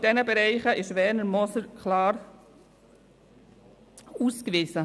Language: Swiss German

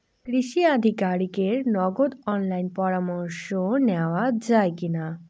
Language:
Bangla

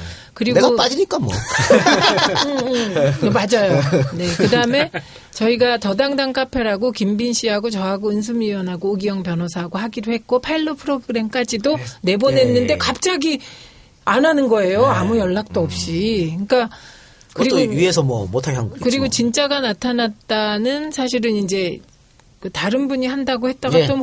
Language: Korean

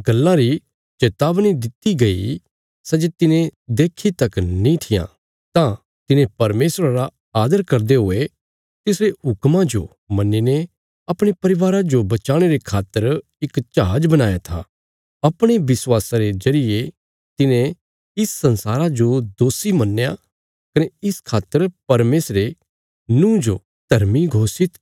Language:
Bilaspuri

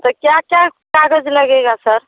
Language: Hindi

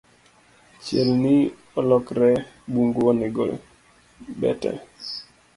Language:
Luo (Kenya and Tanzania)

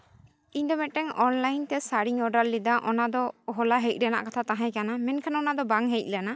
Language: Santali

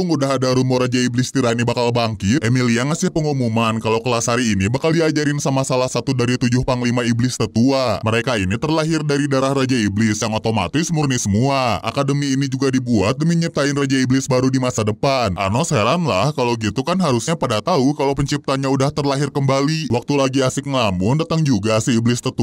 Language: Indonesian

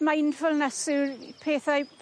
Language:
Welsh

